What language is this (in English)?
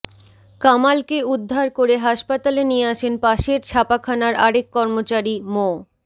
Bangla